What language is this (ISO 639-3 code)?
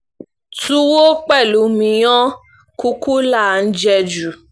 yor